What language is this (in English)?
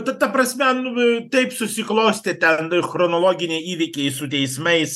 Lithuanian